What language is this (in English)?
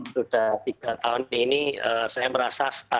Indonesian